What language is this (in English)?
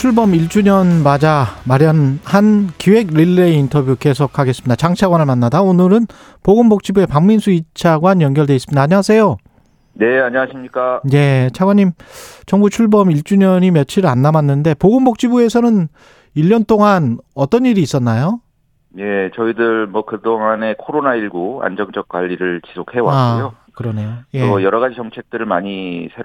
Korean